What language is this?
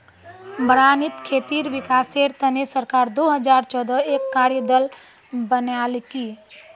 Magahi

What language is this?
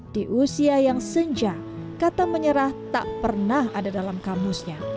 Indonesian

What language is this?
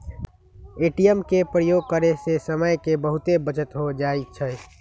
Magahi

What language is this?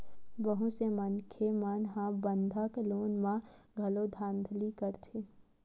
Chhattisgarhi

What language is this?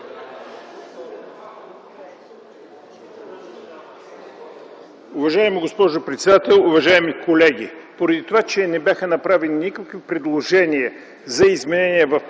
Bulgarian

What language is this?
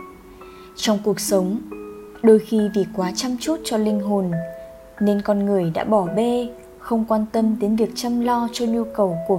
Vietnamese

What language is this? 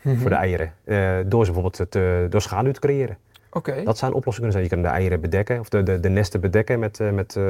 Dutch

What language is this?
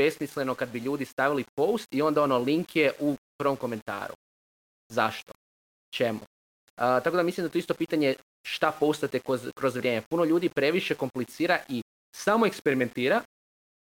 Croatian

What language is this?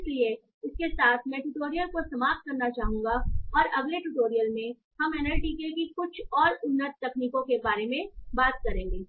Hindi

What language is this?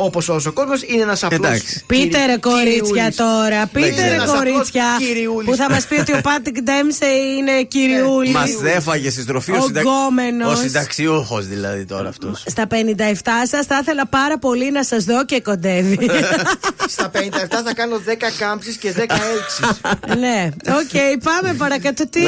Greek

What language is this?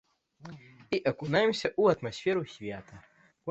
Belarusian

